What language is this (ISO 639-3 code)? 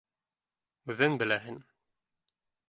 bak